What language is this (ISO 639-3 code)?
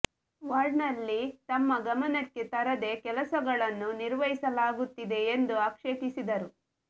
kan